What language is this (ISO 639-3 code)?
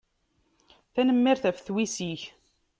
kab